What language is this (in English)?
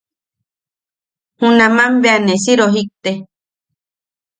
Yaqui